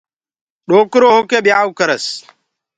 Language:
Gurgula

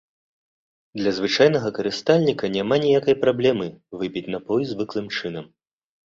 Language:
Belarusian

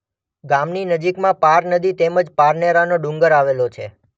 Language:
Gujarati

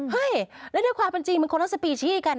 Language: Thai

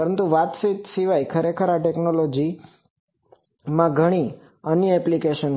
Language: Gujarati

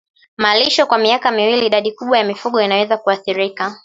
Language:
Swahili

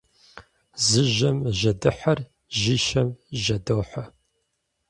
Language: Kabardian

